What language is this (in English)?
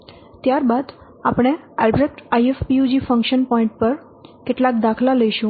Gujarati